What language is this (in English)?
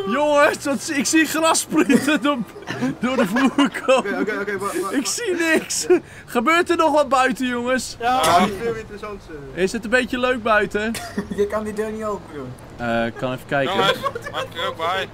Dutch